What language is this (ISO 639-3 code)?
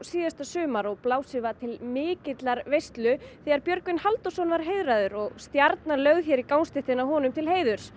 isl